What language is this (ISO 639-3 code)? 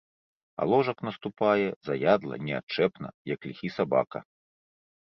bel